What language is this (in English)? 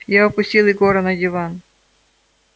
Russian